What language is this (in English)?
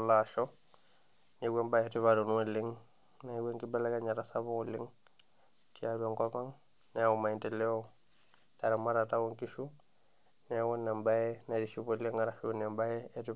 Masai